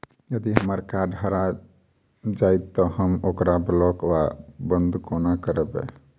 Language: Maithili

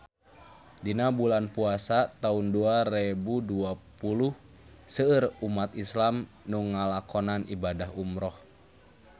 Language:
Sundanese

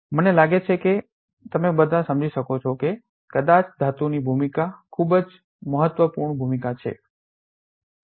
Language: Gujarati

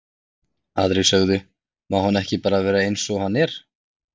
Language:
Icelandic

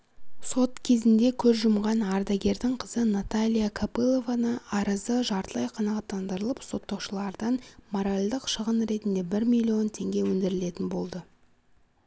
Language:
Kazakh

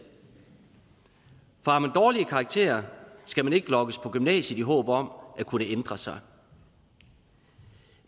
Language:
Danish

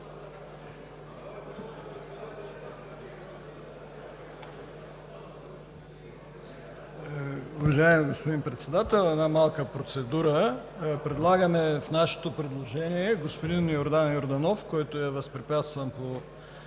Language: Bulgarian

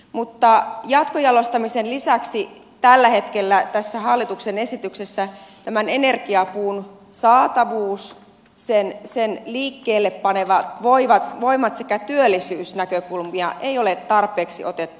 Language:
Finnish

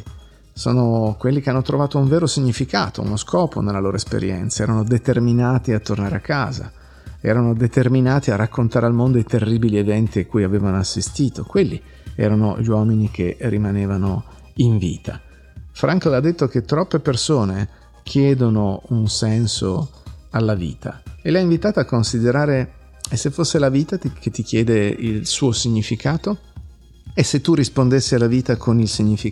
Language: Italian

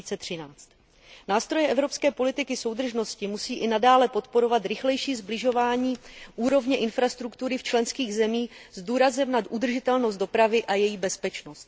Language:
Czech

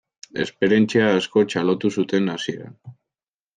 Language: Basque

